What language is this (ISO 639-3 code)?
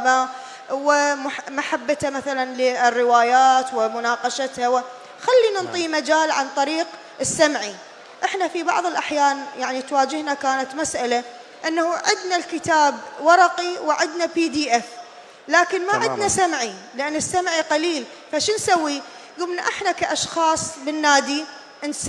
ara